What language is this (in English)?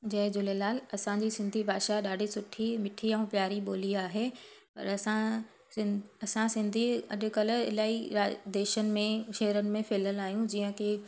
Sindhi